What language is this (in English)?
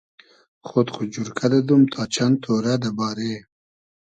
Hazaragi